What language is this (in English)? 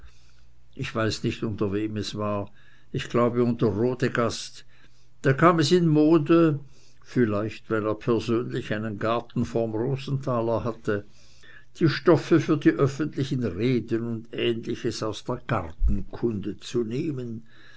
German